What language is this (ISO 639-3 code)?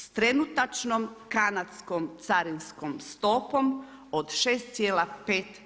hrv